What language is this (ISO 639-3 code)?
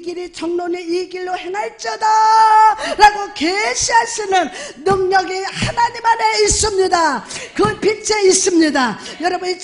kor